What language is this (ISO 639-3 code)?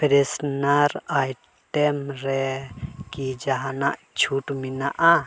sat